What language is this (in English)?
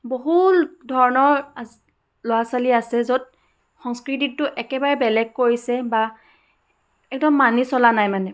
Assamese